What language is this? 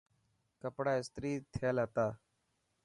Dhatki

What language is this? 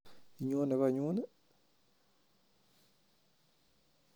Kalenjin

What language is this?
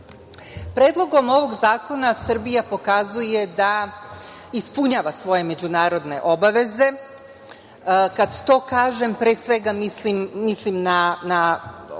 Serbian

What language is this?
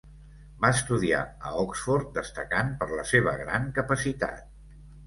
Catalan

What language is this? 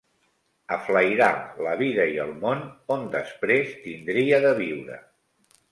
Catalan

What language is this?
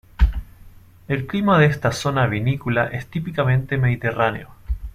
Spanish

